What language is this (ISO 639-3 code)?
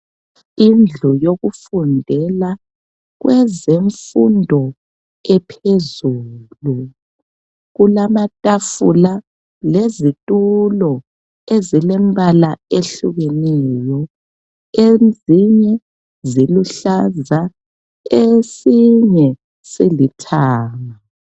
nde